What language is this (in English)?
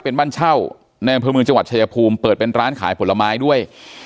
Thai